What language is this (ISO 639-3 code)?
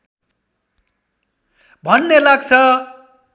nep